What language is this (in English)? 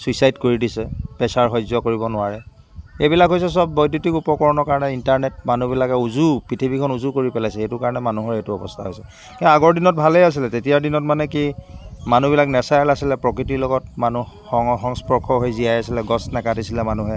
Assamese